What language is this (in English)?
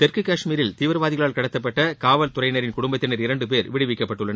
Tamil